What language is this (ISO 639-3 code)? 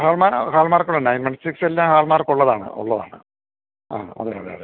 mal